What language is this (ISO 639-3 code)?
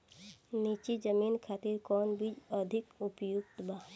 bho